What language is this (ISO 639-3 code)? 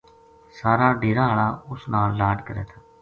gju